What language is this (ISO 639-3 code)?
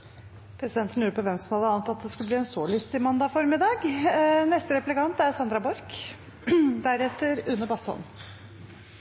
nob